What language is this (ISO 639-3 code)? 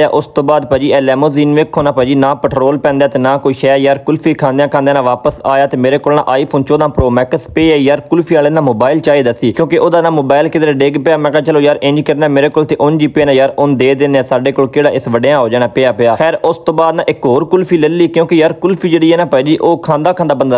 hin